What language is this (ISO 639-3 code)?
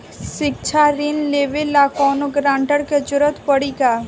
bho